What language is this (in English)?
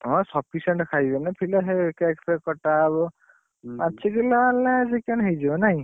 Odia